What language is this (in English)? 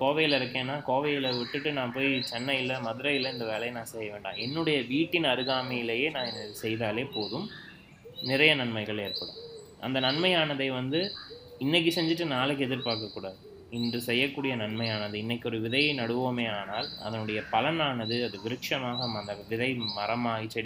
Tamil